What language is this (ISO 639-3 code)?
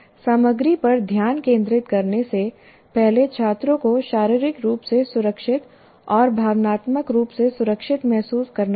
hin